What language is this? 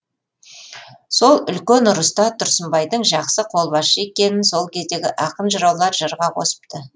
Kazakh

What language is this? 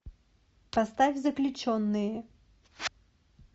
Russian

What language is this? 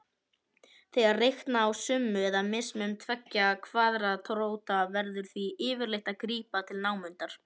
Icelandic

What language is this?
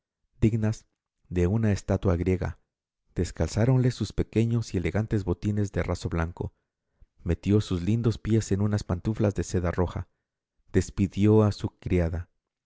Spanish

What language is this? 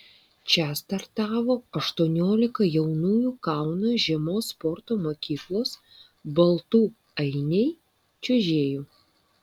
Lithuanian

